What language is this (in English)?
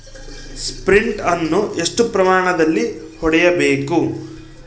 Kannada